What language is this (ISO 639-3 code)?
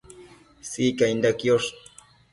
mcf